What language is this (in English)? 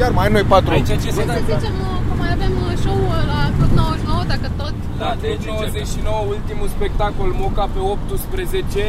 Romanian